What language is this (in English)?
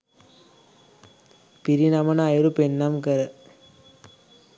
Sinhala